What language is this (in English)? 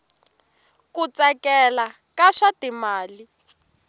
Tsonga